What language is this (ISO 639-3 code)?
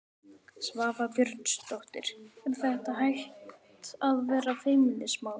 isl